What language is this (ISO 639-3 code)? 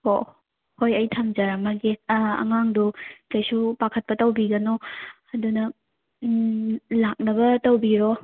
mni